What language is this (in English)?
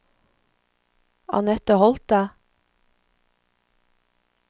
Norwegian